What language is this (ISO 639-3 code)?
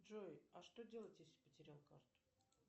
rus